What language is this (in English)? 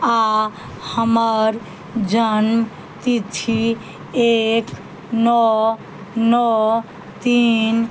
Maithili